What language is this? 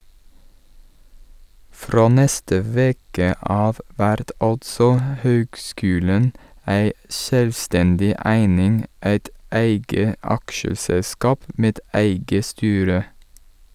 Norwegian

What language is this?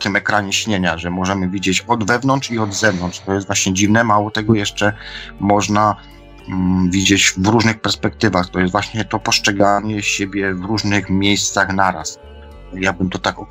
Polish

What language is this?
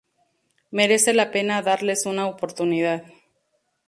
Spanish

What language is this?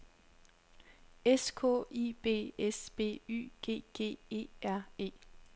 Danish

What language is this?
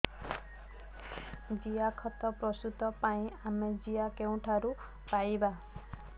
Odia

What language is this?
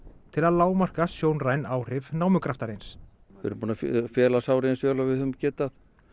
Icelandic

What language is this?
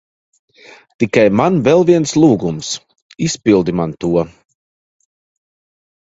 Latvian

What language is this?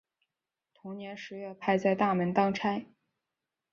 Chinese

